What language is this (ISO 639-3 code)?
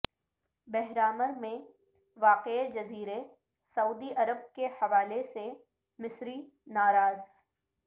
urd